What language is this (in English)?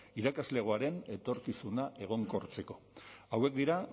Basque